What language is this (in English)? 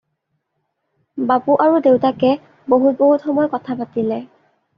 Assamese